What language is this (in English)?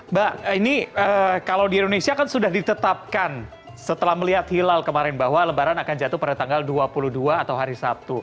Indonesian